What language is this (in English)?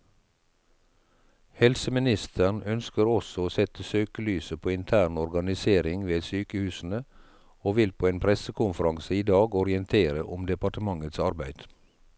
Norwegian